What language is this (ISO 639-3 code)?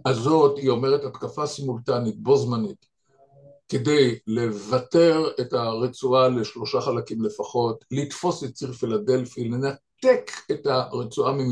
heb